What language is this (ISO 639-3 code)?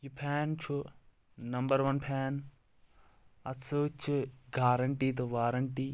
kas